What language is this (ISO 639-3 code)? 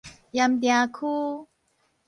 nan